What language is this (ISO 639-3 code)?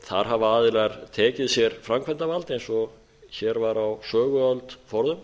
isl